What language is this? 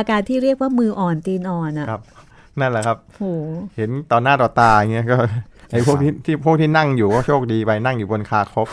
Thai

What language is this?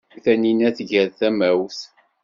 Kabyle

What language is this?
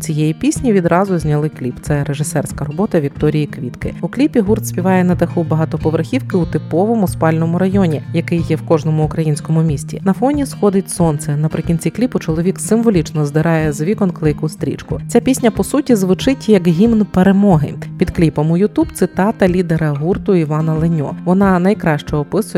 Ukrainian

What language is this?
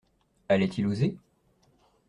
French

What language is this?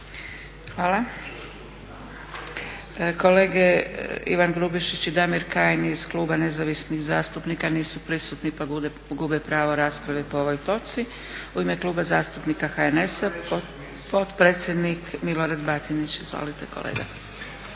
Croatian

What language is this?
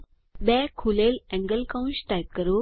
Gujarati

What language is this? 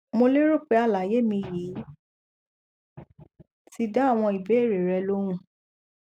Yoruba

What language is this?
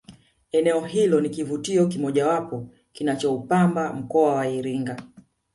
Swahili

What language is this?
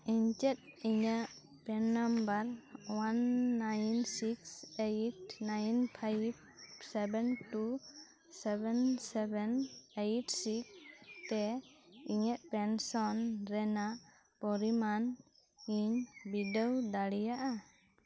Santali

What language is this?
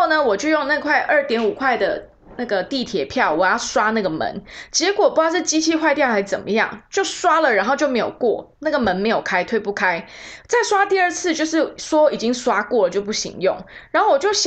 Chinese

